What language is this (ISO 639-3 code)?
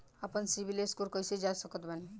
bho